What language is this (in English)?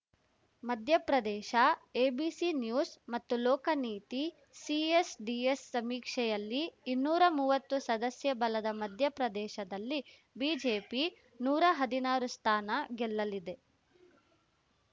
Kannada